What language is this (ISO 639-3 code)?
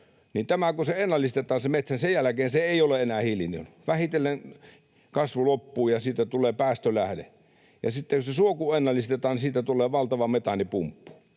fin